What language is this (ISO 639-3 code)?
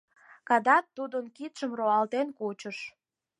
chm